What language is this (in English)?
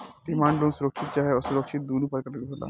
Bhojpuri